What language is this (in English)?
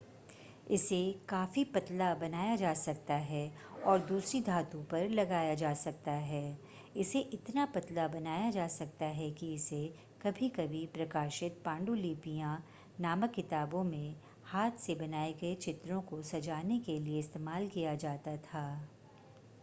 Hindi